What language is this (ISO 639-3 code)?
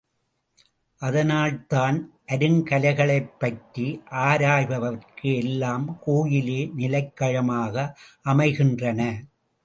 tam